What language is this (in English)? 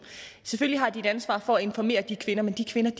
Danish